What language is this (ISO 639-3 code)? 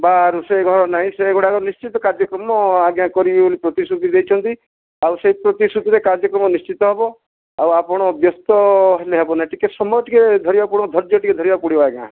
ori